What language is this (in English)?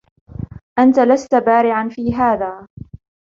Arabic